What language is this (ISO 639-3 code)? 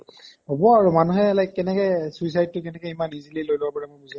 asm